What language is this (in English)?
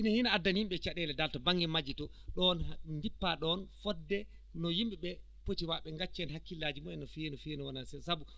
Fula